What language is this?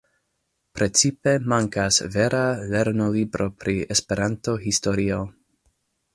Esperanto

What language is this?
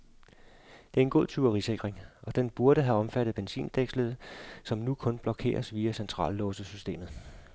Danish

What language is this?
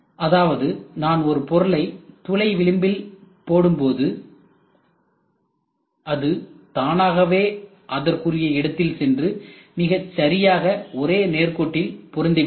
Tamil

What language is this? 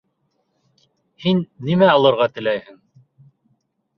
Bashkir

